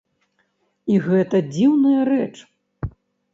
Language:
Belarusian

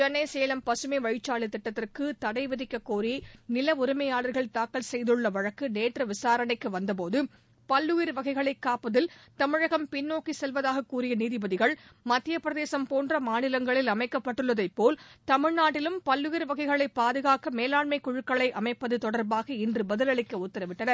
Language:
Tamil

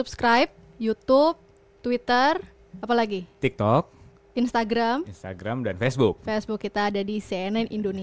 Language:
Indonesian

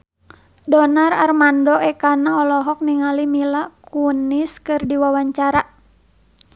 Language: Sundanese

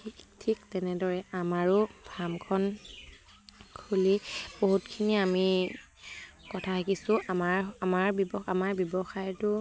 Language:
Assamese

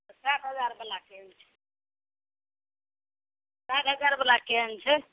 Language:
Maithili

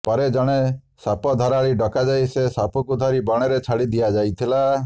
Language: Odia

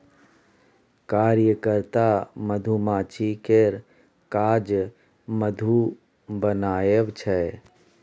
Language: Maithili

